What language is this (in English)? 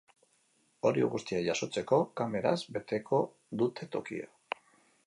Basque